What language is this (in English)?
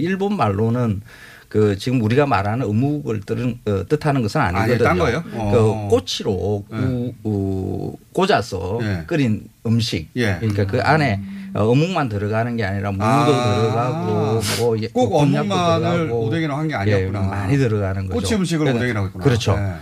Korean